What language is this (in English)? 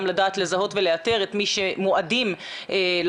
Hebrew